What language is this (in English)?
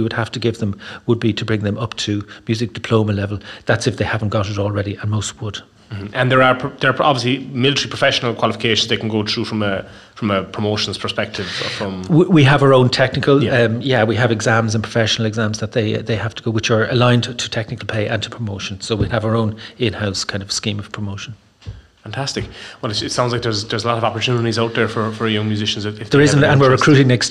English